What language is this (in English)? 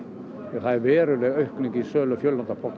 Icelandic